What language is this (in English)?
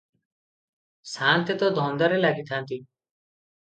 Odia